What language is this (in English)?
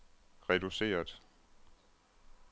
Danish